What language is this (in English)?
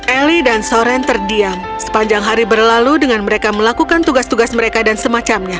Indonesian